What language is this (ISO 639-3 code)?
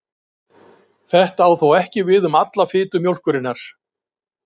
isl